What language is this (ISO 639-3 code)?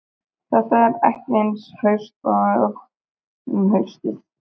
isl